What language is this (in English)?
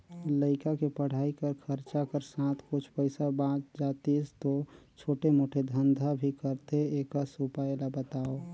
Chhattisgarhi